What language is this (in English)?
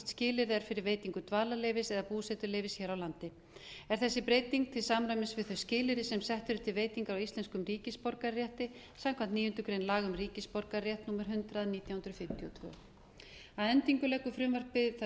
Icelandic